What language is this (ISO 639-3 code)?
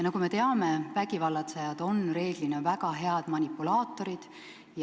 est